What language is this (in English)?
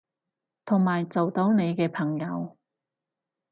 Cantonese